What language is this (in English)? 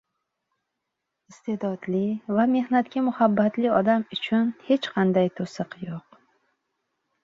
Uzbek